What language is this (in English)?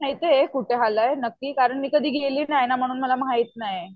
Marathi